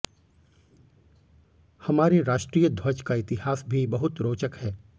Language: Hindi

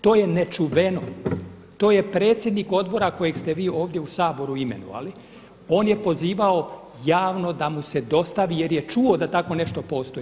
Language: Croatian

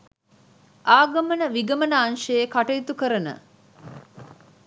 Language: Sinhala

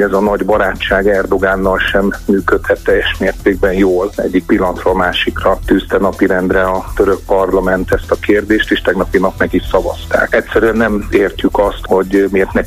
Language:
Hungarian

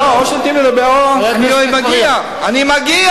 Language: Hebrew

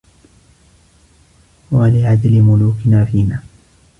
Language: Arabic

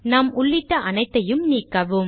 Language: Tamil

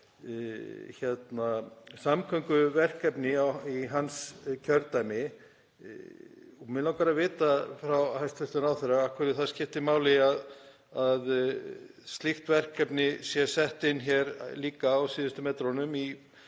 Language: Icelandic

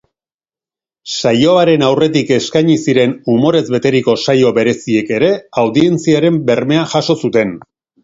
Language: Basque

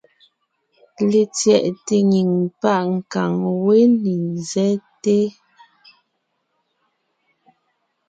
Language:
Ngiemboon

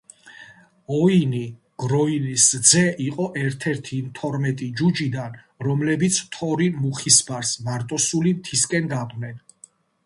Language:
Georgian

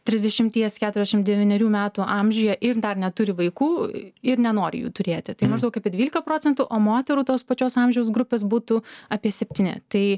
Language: Lithuanian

